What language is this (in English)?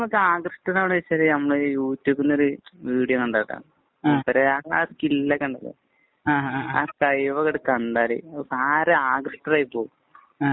Malayalam